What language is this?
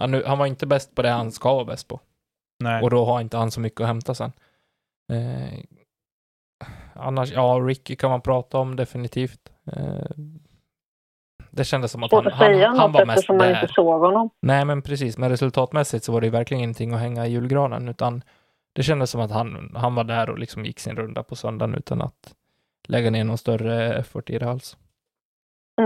Swedish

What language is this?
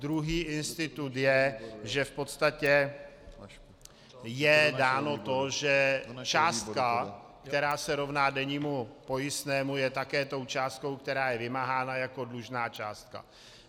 Czech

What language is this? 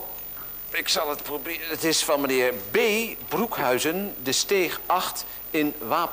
Dutch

